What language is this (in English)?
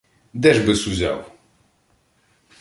Ukrainian